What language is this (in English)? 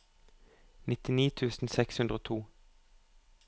Norwegian